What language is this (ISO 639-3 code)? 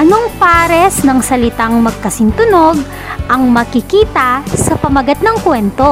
fil